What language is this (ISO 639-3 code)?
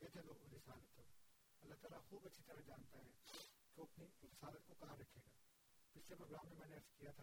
urd